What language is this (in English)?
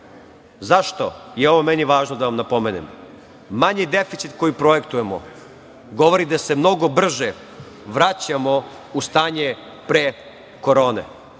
Serbian